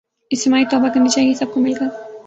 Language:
Urdu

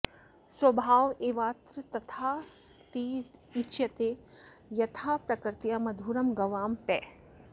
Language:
Sanskrit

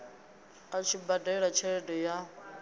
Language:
Venda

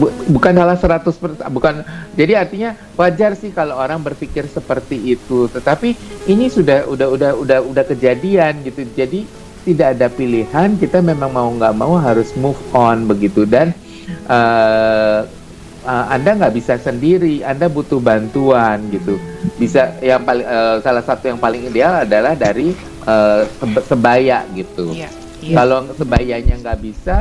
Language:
Indonesian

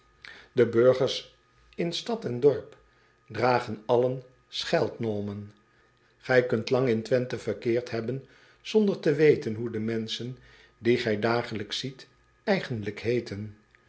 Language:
Dutch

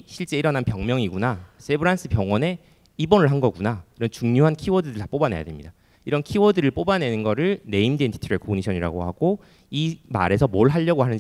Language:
Korean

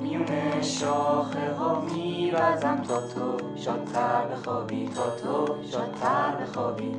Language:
Persian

